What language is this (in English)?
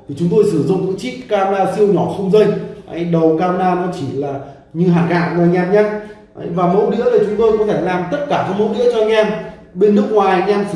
Vietnamese